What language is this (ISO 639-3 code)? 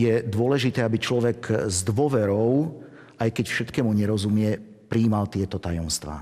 slk